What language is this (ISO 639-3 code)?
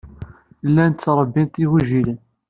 kab